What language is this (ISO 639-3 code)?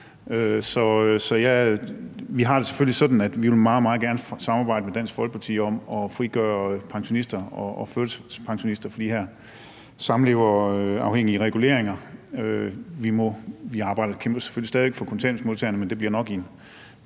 dan